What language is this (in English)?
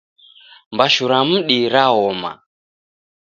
Taita